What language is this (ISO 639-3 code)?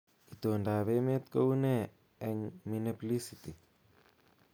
kln